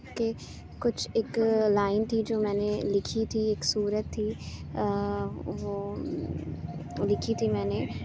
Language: Urdu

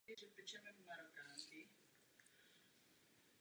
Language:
Czech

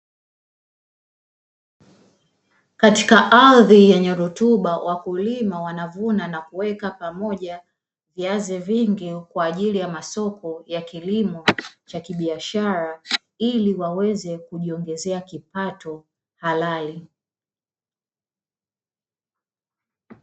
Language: Swahili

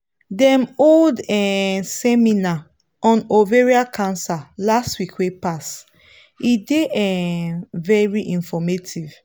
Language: Nigerian Pidgin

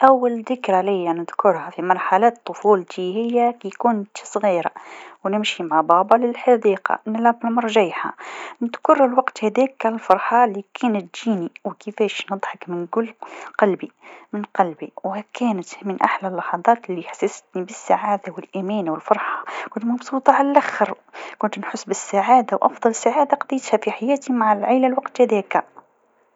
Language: Tunisian Arabic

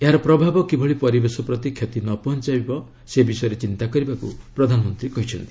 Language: Odia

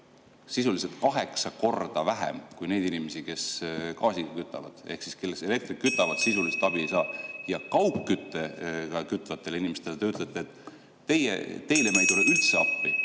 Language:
Estonian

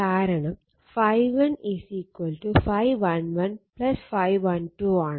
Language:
Malayalam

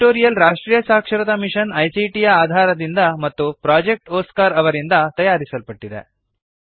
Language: Kannada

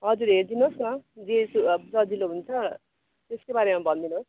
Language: Nepali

